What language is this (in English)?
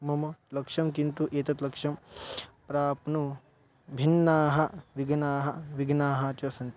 Sanskrit